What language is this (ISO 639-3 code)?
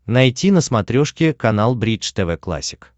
rus